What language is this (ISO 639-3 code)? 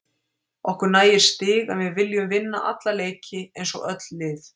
isl